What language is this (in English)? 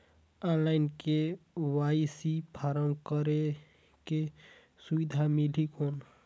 Chhattisgarhi